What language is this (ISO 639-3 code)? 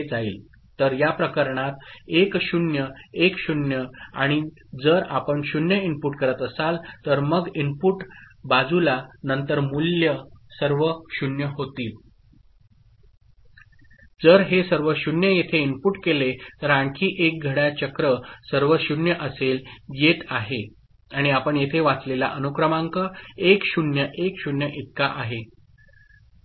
mar